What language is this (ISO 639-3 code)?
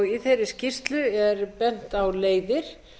isl